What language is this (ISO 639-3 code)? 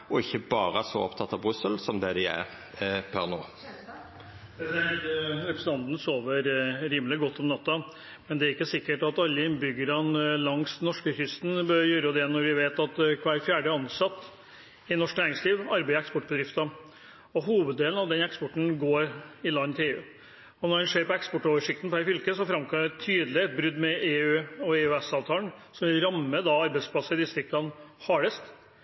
nor